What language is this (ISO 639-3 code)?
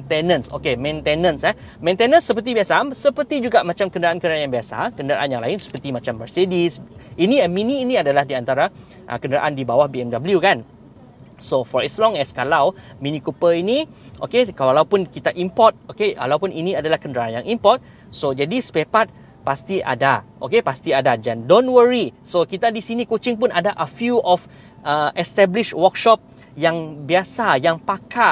msa